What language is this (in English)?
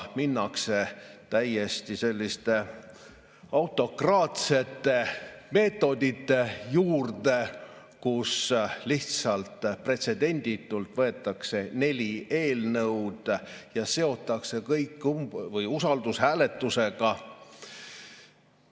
Estonian